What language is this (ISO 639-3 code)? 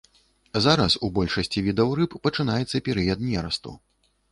bel